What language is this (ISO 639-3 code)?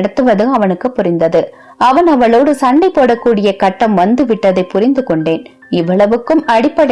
tam